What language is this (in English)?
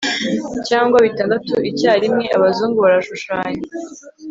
Kinyarwanda